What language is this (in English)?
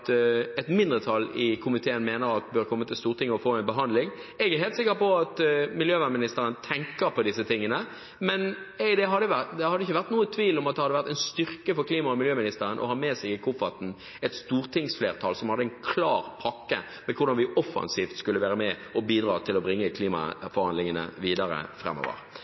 Norwegian Bokmål